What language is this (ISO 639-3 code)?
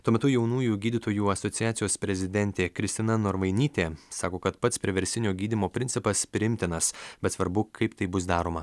lit